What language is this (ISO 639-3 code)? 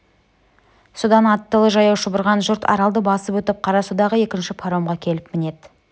kaz